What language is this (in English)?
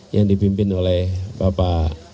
Indonesian